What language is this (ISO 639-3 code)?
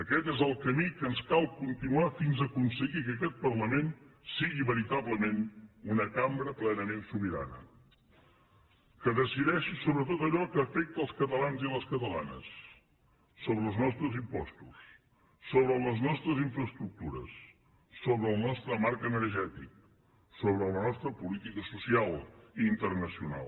cat